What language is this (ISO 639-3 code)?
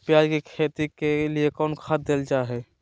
mag